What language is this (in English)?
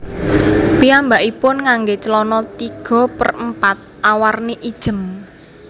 Javanese